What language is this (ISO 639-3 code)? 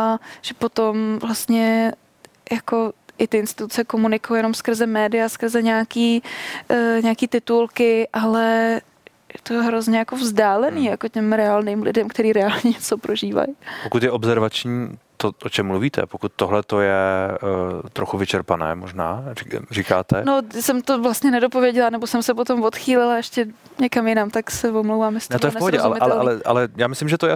ces